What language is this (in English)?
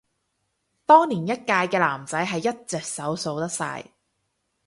Cantonese